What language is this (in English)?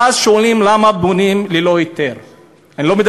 Hebrew